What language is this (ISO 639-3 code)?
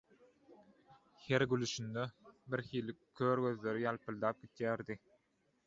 tuk